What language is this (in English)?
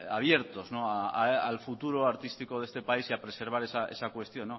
Spanish